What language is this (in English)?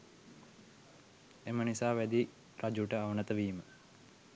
Sinhala